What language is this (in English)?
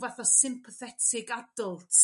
Welsh